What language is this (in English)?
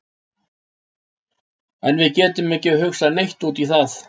Icelandic